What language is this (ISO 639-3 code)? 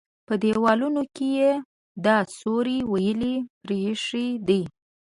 pus